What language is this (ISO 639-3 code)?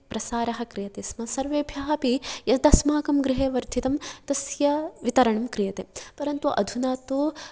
san